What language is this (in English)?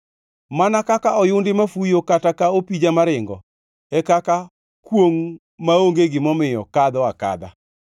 Luo (Kenya and Tanzania)